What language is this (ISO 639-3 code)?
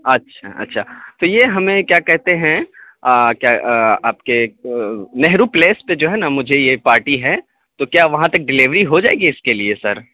urd